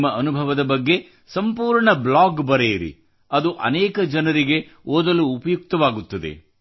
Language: Kannada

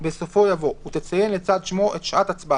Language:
Hebrew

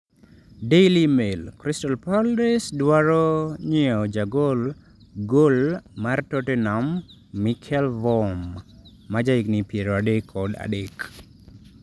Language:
Luo (Kenya and Tanzania)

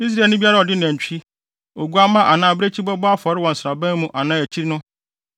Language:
Akan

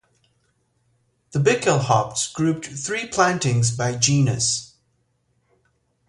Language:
English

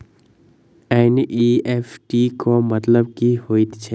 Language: Maithili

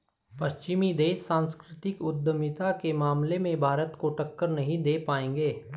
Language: Hindi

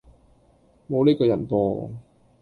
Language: Cantonese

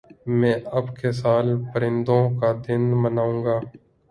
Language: Urdu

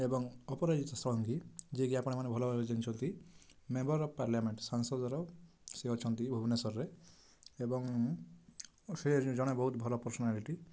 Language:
Odia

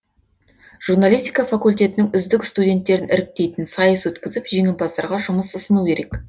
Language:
Kazakh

